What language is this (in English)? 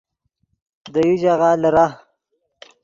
Yidgha